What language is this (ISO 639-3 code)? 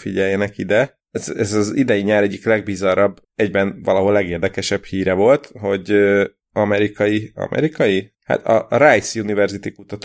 hun